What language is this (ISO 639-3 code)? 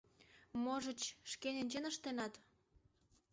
chm